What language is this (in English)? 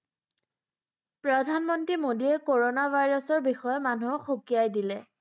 Assamese